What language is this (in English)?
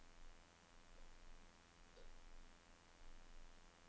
Danish